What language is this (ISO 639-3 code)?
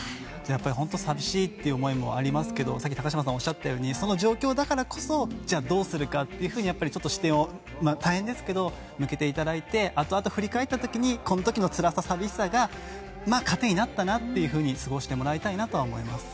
jpn